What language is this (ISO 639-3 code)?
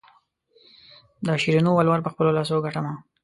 pus